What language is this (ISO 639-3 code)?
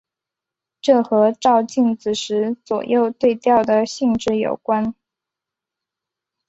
zho